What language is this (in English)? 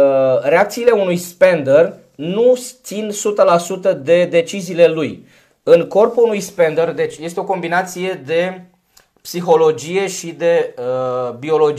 Romanian